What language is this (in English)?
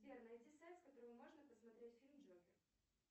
Russian